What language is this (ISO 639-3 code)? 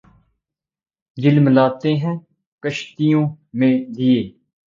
urd